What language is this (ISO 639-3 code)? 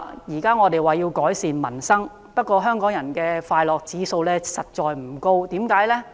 yue